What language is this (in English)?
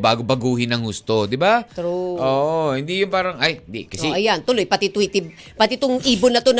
Filipino